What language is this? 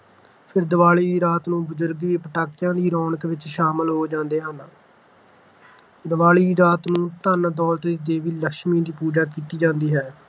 Punjabi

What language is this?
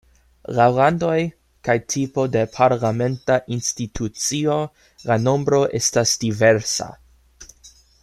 Esperanto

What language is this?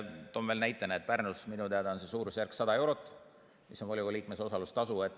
Estonian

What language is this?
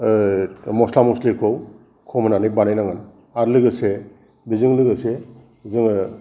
Bodo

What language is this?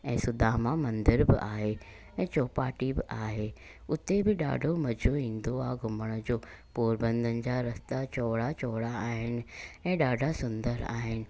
Sindhi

